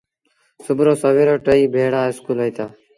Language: Sindhi Bhil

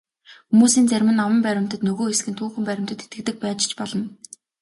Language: Mongolian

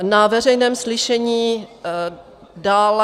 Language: Czech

